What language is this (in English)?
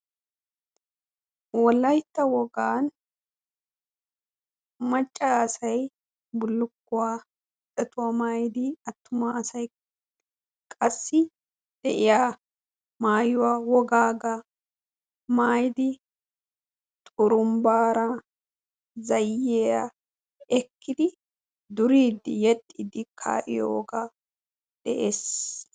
Wolaytta